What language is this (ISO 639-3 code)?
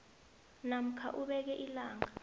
nbl